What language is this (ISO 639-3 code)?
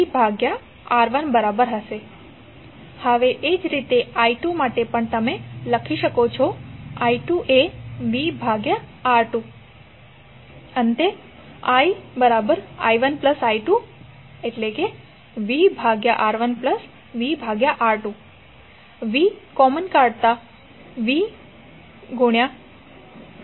guj